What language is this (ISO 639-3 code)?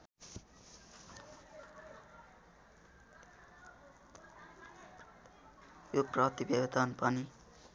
nep